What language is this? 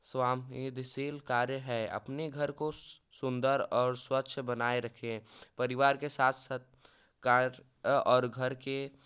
Hindi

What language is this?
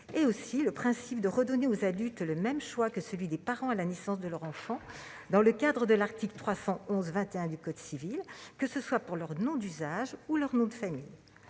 French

